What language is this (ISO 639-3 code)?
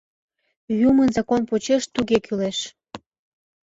chm